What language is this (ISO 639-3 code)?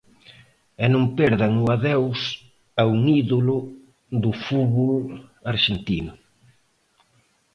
glg